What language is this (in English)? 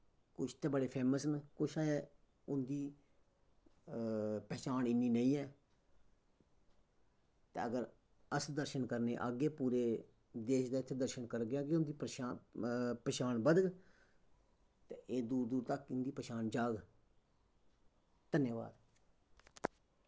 Dogri